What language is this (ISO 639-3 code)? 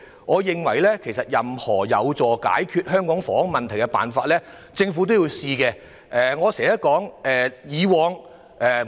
yue